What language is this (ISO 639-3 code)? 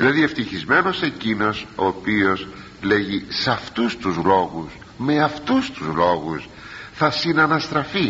ell